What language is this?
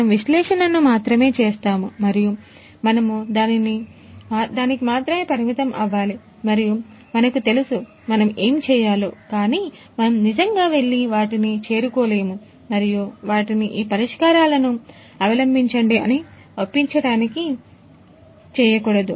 Telugu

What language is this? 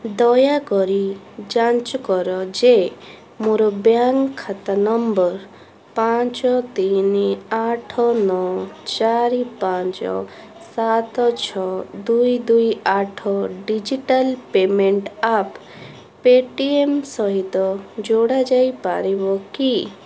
Odia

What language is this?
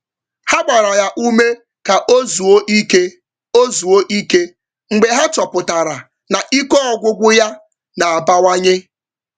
Igbo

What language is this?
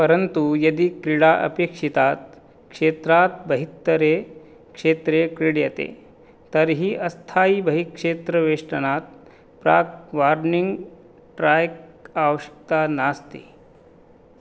Sanskrit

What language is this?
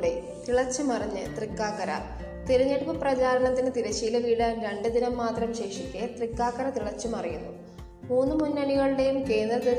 Malayalam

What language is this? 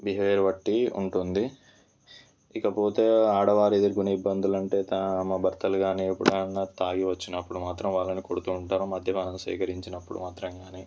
Telugu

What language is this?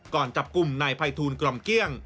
Thai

